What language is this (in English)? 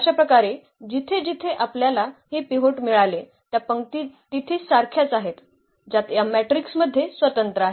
Marathi